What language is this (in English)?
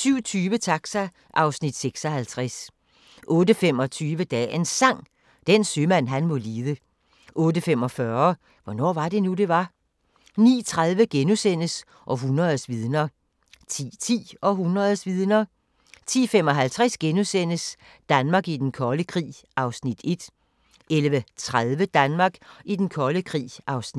Danish